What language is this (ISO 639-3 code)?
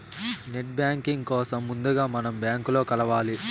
tel